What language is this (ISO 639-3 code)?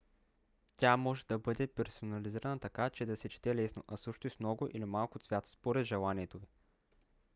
bul